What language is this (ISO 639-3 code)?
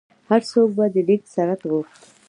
pus